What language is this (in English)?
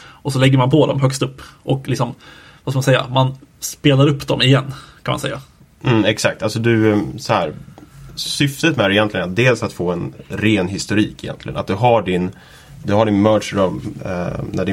Swedish